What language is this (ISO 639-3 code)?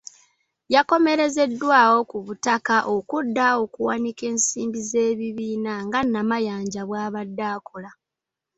lug